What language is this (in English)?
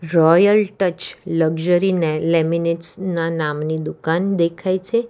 Gujarati